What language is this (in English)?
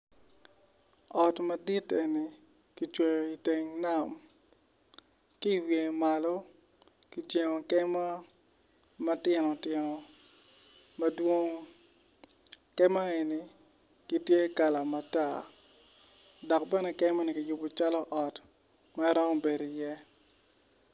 Acoli